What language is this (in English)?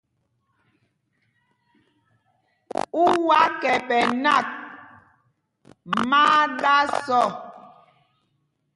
Mpumpong